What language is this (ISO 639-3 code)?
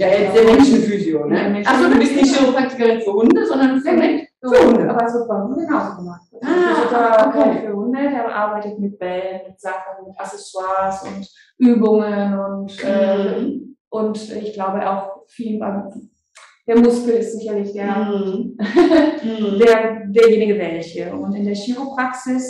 deu